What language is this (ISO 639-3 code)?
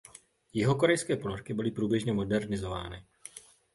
ces